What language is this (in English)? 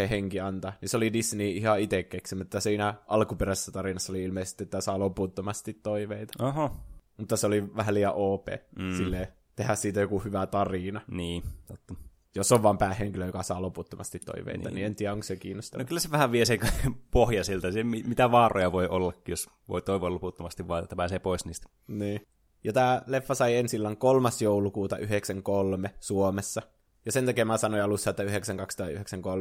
Finnish